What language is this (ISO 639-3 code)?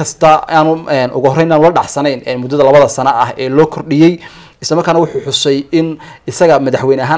ara